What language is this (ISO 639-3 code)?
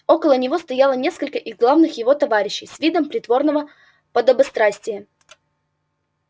rus